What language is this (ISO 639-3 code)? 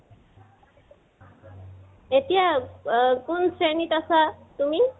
asm